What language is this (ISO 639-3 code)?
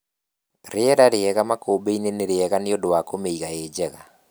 kik